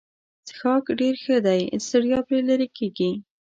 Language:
Pashto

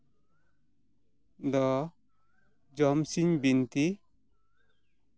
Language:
Santali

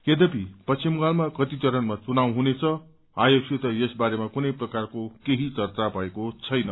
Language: Nepali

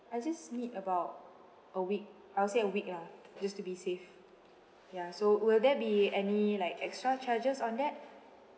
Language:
English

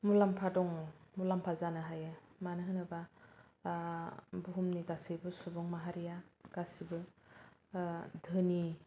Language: Bodo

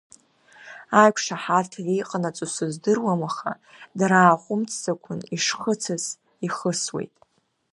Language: Abkhazian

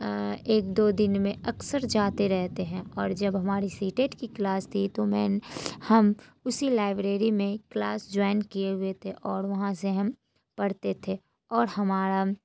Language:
Urdu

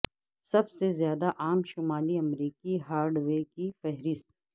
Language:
Urdu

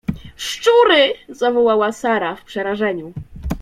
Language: Polish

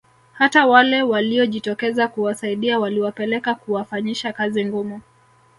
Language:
Swahili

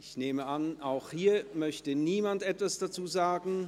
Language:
Swiss German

